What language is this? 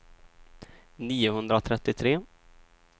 Swedish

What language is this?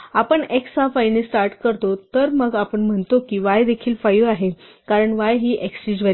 Marathi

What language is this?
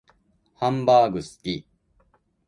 Japanese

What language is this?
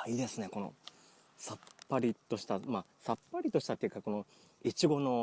Japanese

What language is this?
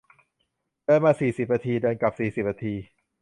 Thai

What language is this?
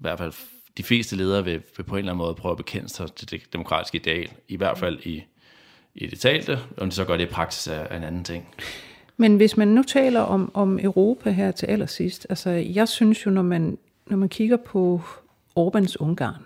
Danish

